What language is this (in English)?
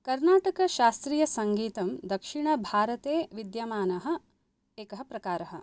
Sanskrit